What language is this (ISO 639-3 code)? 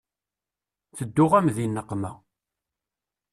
kab